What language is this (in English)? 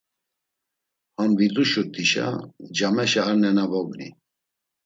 Laz